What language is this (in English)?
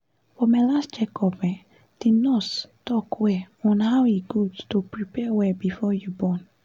Nigerian Pidgin